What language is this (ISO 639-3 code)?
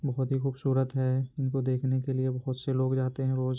urd